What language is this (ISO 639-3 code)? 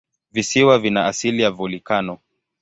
swa